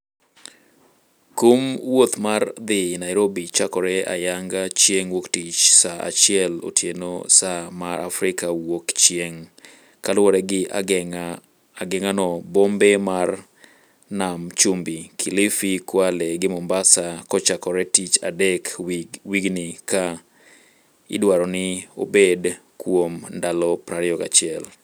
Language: Luo (Kenya and Tanzania)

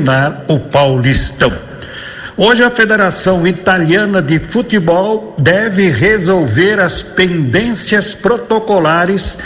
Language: Portuguese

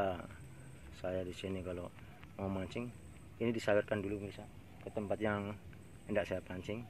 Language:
Indonesian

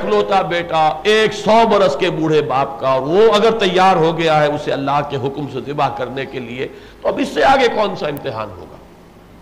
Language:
Urdu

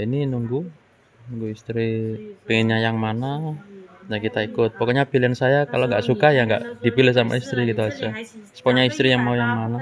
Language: Indonesian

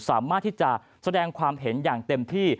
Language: Thai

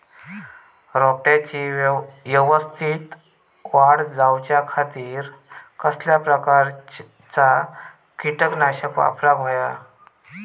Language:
Marathi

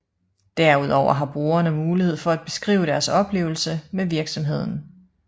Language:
Danish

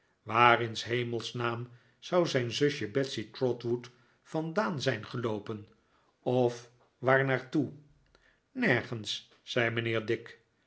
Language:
Dutch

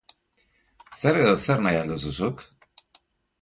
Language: Basque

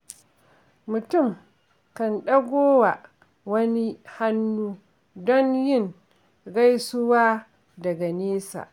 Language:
Hausa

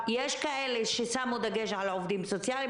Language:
Hebrew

